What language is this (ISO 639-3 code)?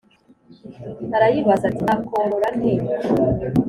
kin